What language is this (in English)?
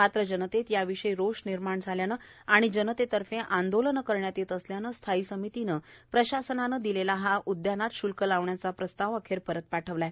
Marathi